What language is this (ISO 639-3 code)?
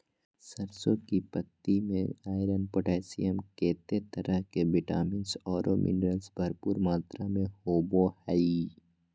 mag